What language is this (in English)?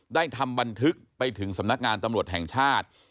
Thai